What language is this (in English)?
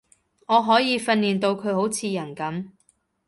Cantonese